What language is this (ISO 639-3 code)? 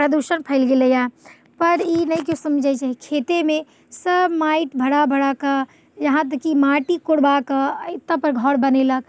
mai